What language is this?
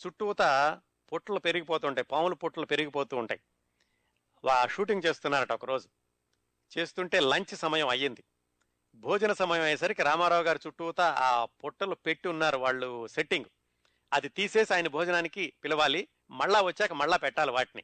Telugu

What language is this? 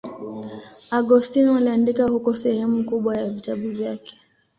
Swahili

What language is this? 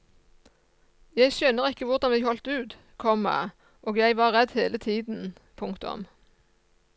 Norwegian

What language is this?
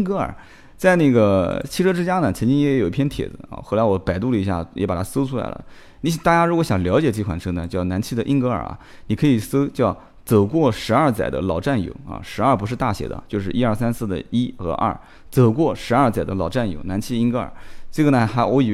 Chinese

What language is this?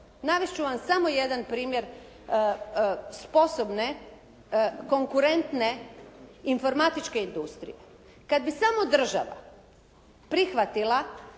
Croatian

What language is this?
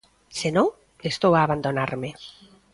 Galician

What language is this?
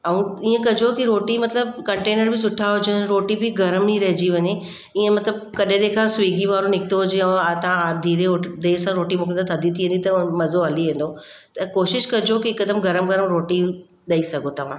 Sindhi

